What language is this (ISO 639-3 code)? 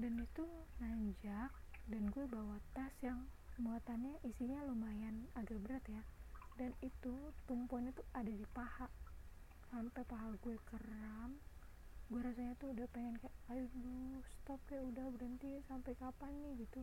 ind